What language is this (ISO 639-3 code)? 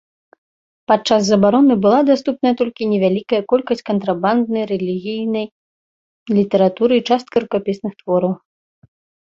bel